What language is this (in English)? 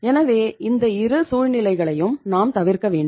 Tamil